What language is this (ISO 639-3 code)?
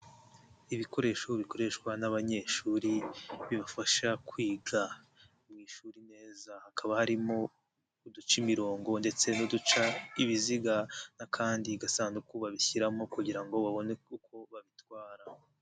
kin